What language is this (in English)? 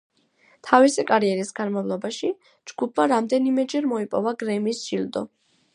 Georgian